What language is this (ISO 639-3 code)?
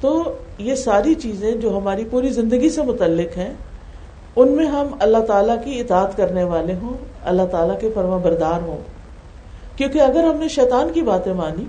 urd